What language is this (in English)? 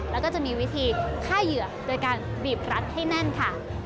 Thai